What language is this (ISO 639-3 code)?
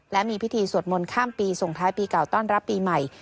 tha